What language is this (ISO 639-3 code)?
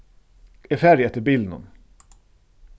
fao